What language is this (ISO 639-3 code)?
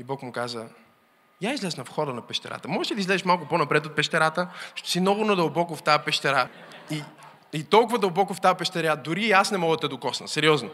bul